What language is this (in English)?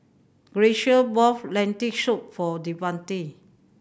English